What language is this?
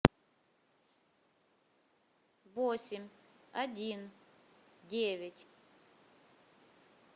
Russian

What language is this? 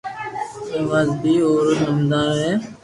Loarki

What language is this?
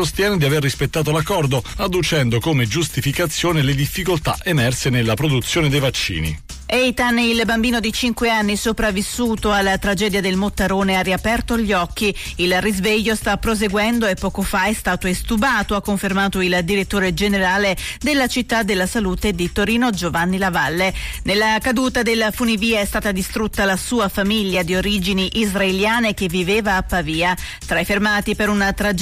Italian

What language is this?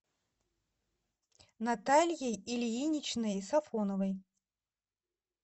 Russian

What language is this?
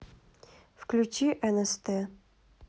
Russian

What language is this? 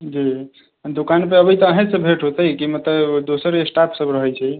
Maithili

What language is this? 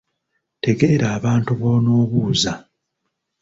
Ganda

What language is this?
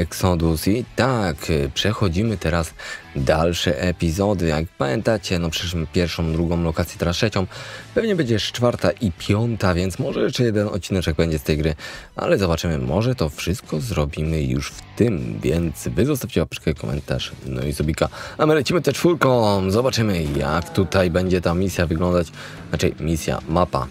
Polish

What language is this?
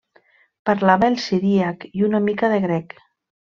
Catalan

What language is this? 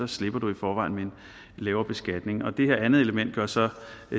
Danish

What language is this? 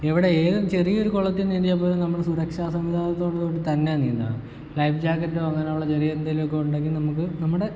Malayalam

